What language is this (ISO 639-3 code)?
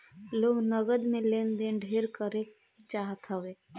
bho